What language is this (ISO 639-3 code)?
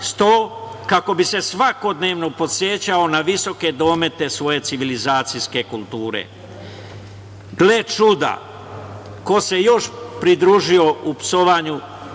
srp